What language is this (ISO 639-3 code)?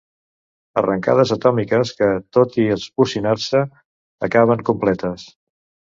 cat